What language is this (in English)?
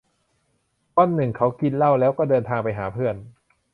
Thai